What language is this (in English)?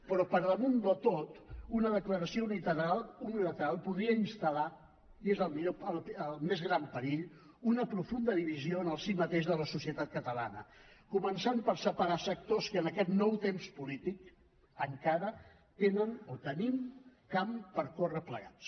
Catalan